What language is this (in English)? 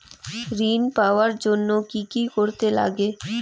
Bangla